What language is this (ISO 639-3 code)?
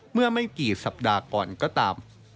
tha